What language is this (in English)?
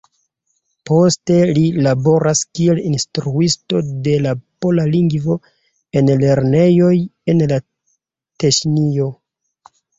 Esperanto